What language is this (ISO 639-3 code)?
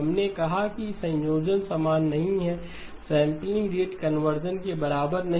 hin